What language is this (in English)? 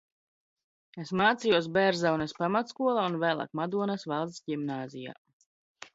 Latvian